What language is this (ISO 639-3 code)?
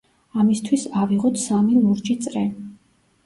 kat